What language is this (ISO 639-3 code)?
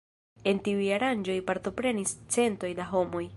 epo